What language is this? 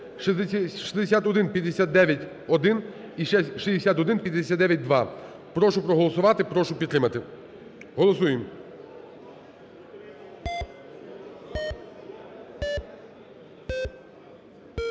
Ukrainian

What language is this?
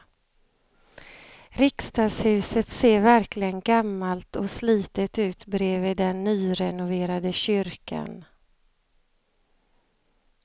Swedish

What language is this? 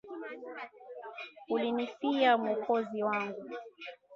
Swahili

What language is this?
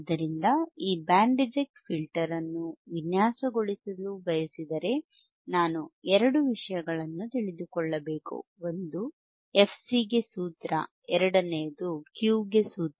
Kannada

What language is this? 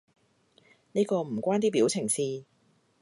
Cantonese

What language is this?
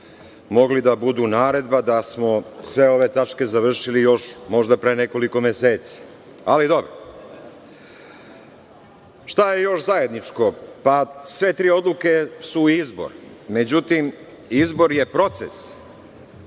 Serbian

